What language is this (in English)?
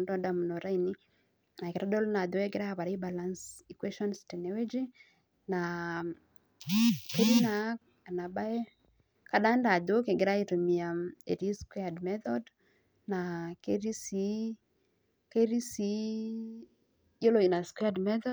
Masai